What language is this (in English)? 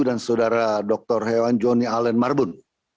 Indonesian